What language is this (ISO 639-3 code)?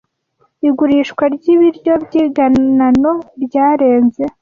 kin